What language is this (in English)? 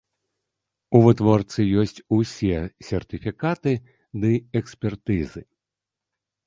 Belarusian